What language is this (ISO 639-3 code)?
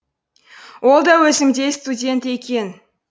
kaz